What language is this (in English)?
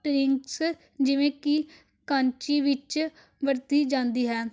Punjabi